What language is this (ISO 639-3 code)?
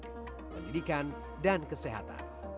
ind